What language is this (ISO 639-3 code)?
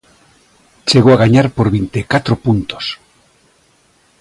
glg